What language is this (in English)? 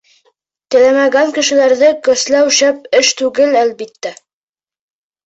Bashkir